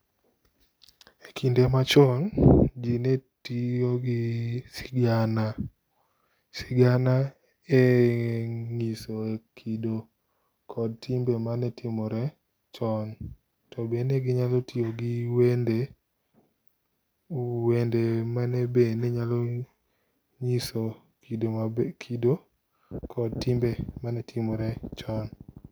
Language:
Luo (Kenya and Tanzania)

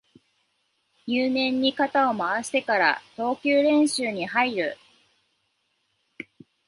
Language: Japanese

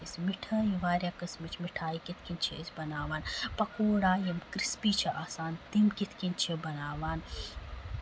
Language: Kashmiri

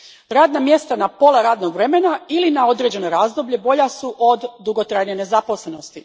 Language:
Croatian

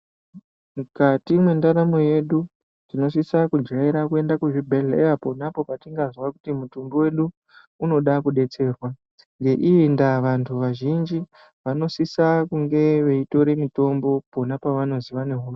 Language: Ndau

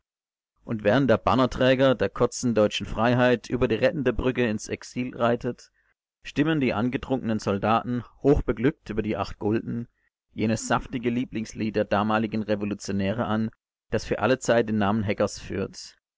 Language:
German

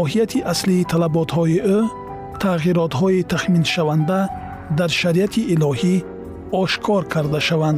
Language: Persian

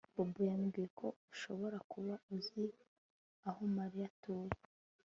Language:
Kinyarwanda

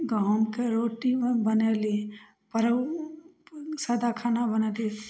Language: Maithili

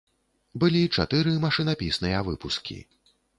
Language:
Belarusian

